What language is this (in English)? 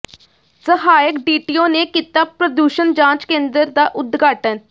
Punjabi